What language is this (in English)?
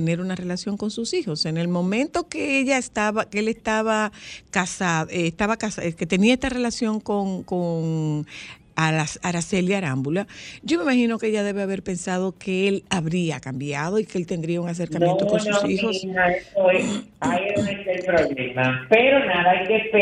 Spanish